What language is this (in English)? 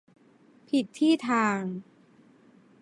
Thai